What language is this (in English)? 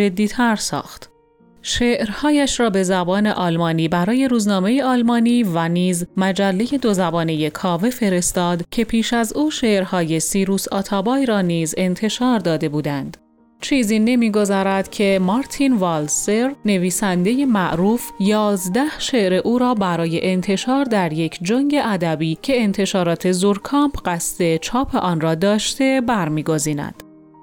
Persian